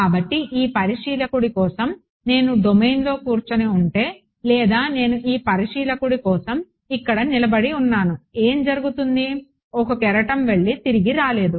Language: Telugu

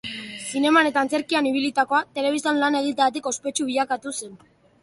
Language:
Basque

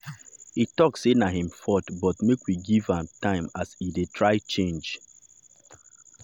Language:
Nigerian Pidgin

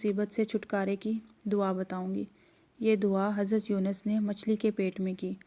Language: Urdu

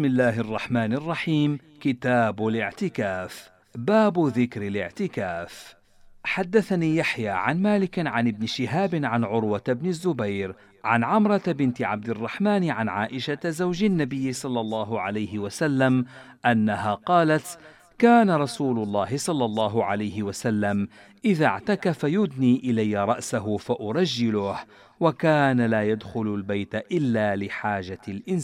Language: Arabic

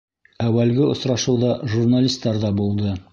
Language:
Bashkir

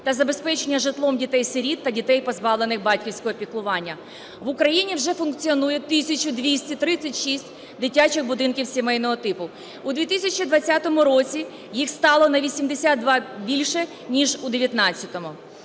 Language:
Ukrainian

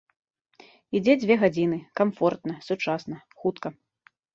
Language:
Belarusian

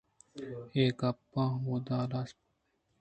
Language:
Eastern Balochi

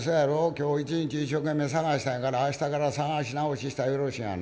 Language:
Japanese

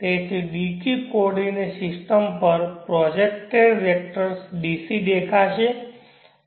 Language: Gujarati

